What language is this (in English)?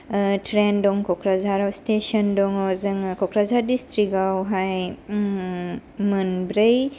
Bodo